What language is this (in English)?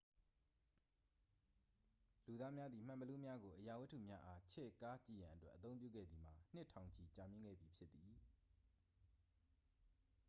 Burmese